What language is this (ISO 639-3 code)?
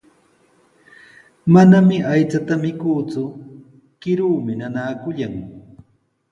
qws